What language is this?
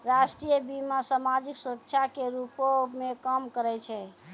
Maithili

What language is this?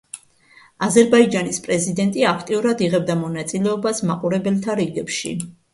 Georgian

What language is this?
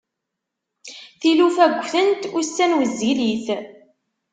Kabyle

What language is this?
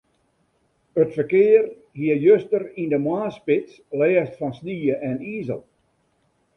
Western Frisian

